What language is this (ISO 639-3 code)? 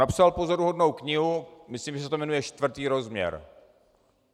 ces